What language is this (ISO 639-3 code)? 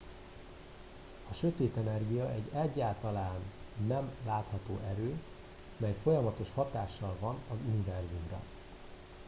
hun